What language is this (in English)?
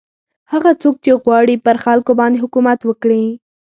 Pashto